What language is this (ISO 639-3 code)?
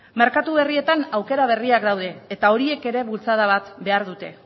eus